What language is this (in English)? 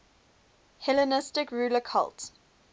English